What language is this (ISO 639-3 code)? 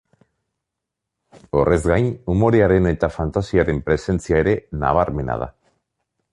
eus